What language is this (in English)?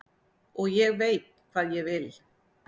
Icelandic